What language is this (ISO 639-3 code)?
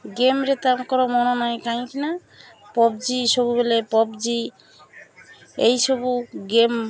ori